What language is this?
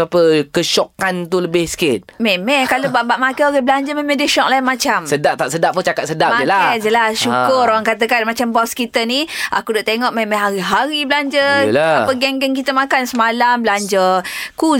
Malay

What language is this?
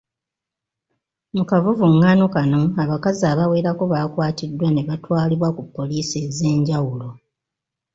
Ganda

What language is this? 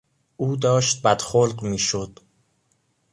Persian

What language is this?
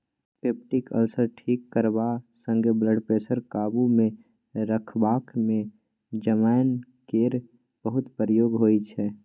Maithili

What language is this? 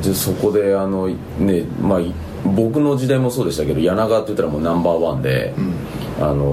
Japanese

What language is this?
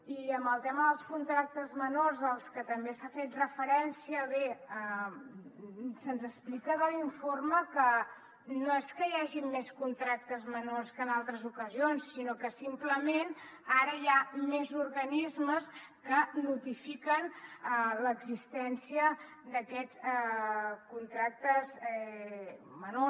Catalan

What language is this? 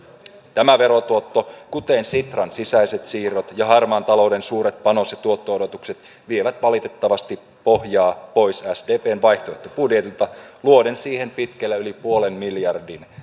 Finnish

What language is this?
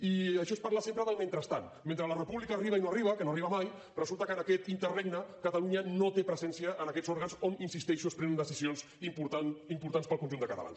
Catalan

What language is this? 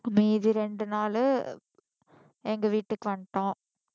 Tamil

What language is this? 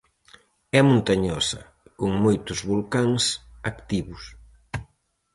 Galician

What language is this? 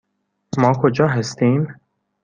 Persian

